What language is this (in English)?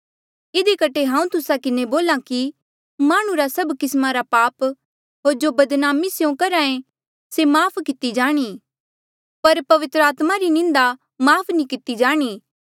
Mandeali